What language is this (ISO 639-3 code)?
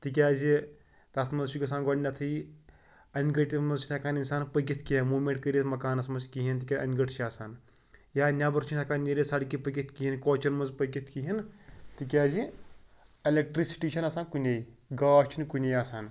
kas